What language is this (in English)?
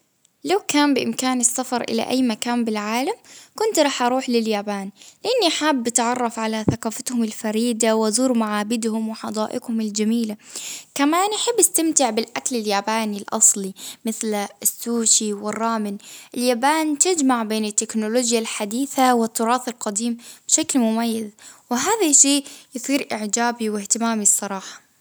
Baharna Arabic